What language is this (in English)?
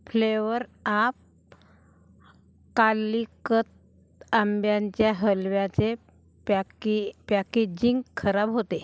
Marathi